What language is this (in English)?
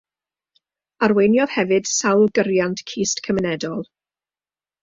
Welsh